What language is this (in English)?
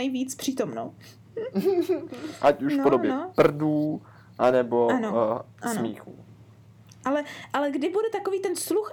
Czech